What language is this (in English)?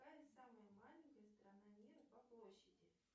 Russian